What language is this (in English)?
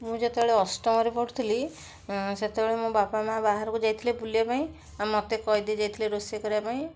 Odia